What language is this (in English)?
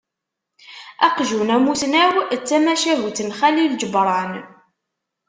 Kabyle